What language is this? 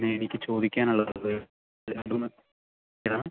Malayalam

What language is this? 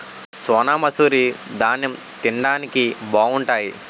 Telugu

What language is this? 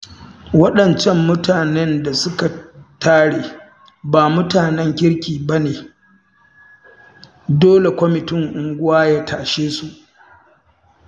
Hausa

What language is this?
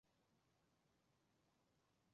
Chinese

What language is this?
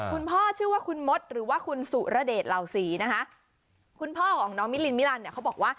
Thai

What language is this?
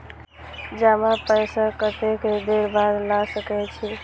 Maithili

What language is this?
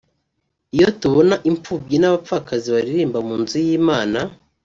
Kinyarwanda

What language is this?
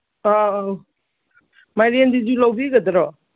Manipuri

